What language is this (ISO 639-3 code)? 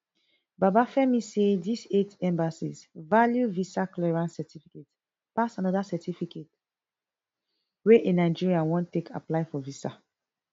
pcm